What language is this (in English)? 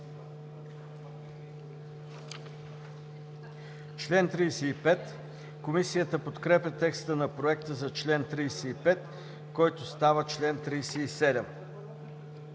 Bulgarian